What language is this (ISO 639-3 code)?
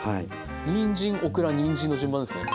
jpn